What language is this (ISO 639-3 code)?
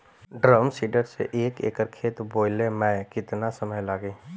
bho